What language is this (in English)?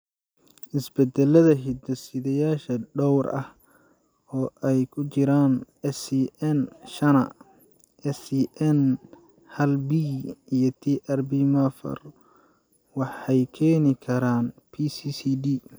Somali